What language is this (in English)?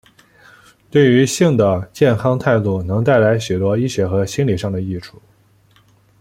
Chinese